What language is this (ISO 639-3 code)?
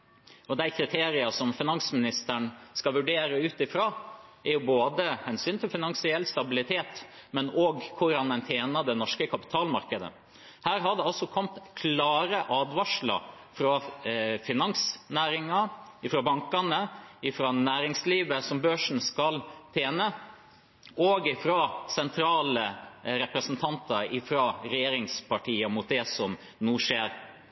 nob